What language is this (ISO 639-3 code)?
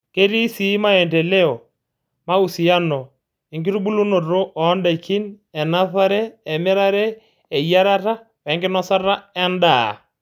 mas